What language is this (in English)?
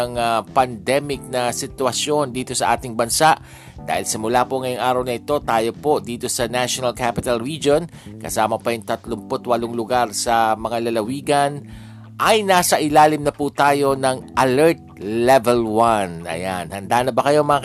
Filipino